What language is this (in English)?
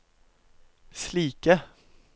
Norwegian